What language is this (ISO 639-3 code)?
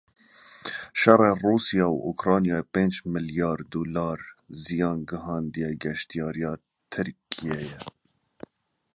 kur